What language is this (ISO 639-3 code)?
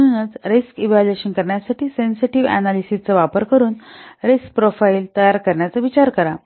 mar